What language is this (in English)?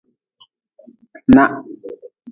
Nawdm